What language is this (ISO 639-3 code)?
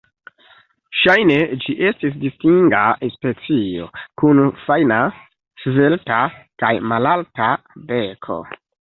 epo